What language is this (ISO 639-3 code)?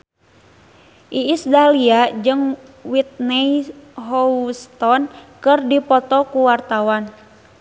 sun